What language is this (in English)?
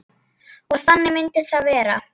Icelandic